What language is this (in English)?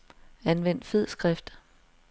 Danish